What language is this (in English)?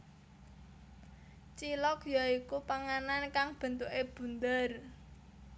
Javanese